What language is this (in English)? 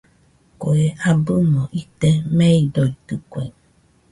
Nüpode Huitoto